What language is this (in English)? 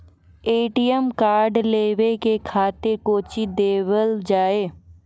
Maithili